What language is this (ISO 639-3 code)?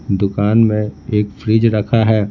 hin